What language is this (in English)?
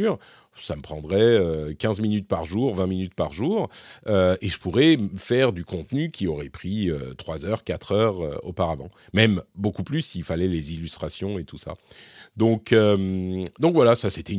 French